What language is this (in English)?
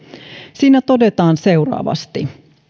Finnish